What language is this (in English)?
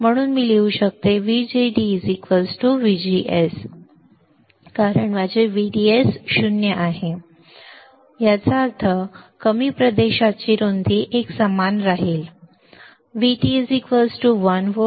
Marathi